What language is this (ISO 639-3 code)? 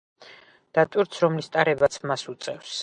kat